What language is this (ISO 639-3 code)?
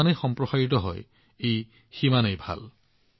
asm